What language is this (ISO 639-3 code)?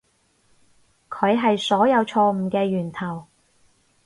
yue